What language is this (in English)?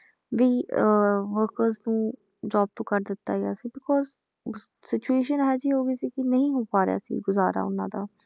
Punjabi